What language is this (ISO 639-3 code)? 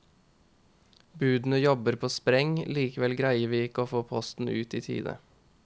nor